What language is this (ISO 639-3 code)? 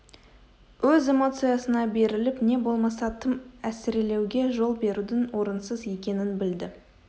kaz